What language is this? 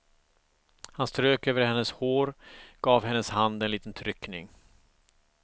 Swedish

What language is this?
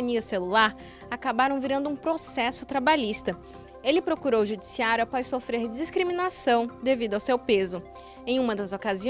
Portuguese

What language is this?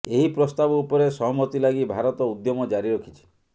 Odia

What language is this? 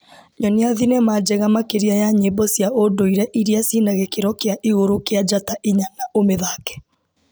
Kikuyu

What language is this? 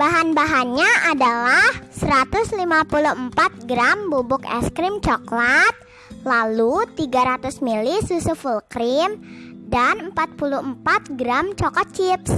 Indonesian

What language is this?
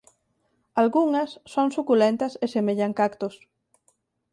Galician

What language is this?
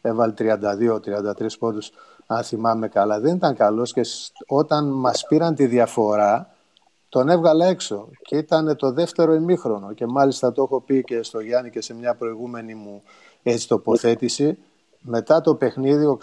Greek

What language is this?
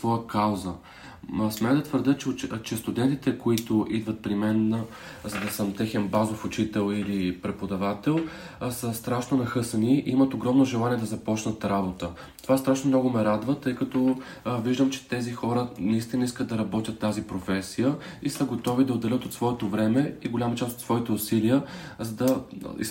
Bulgarian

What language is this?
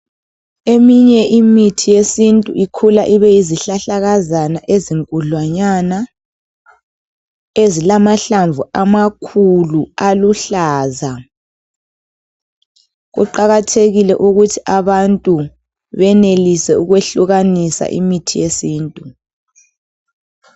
North Ndebele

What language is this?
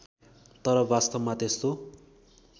Nepali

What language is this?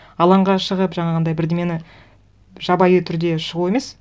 Kazakh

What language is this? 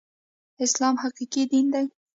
Pashto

